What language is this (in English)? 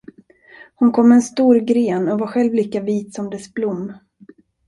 Swedish